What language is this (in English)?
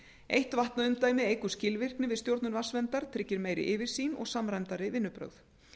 Icelandic